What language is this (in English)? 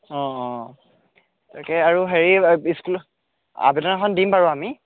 Assamese